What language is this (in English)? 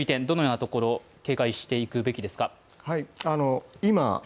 Japanese